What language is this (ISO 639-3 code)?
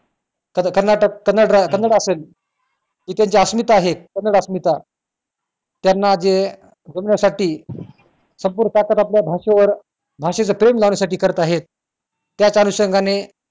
mar